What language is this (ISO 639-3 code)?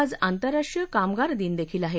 mar